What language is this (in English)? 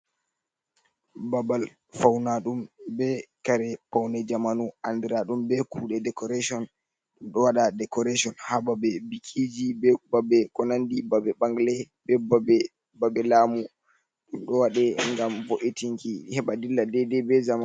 Fula